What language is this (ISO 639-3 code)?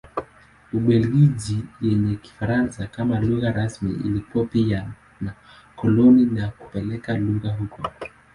swa